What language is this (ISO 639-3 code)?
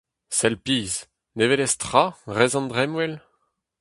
bre